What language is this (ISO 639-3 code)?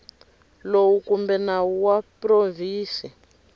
tso